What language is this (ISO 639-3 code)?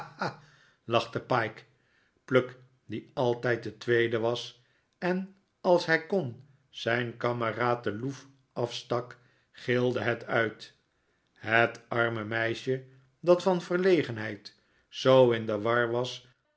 nld